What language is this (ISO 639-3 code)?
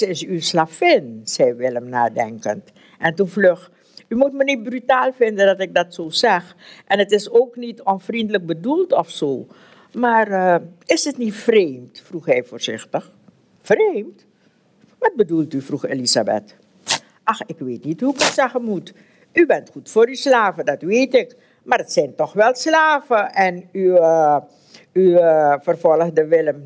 nld